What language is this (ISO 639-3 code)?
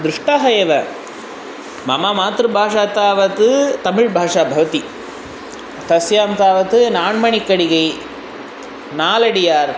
san